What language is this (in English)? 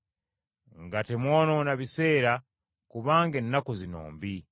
Ganda